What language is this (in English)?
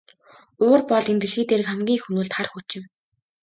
Mongolian